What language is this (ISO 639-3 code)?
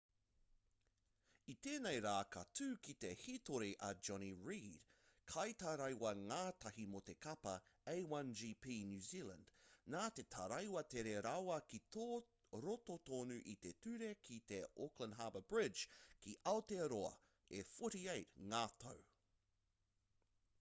mri